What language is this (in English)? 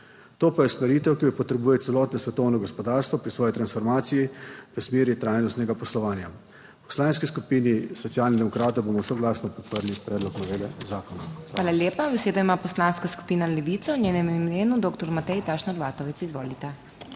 Slovenian